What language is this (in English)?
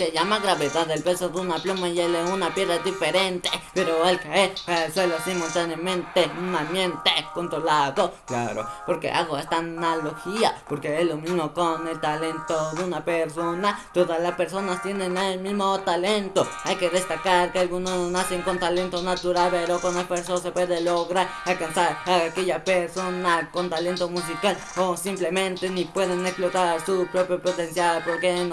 Spanish